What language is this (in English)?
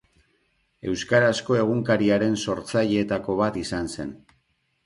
Basque